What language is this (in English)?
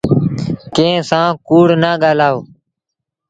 Sindhi Bhil